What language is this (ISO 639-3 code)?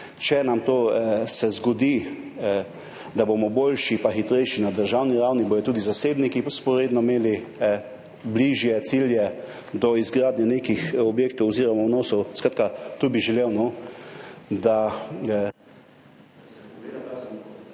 slv